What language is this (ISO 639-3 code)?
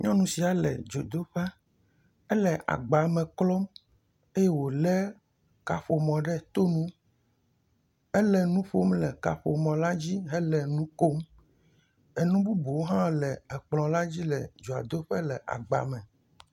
ewe